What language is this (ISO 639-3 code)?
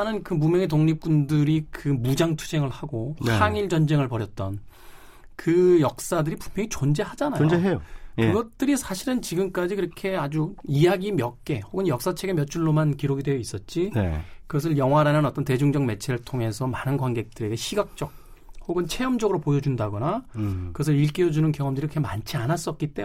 kor